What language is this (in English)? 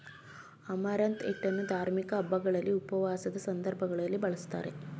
Kannada